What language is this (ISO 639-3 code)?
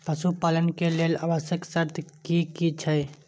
mai